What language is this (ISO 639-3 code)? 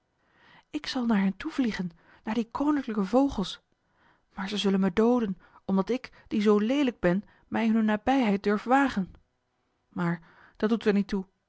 nld